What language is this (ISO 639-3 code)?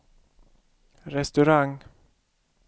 swe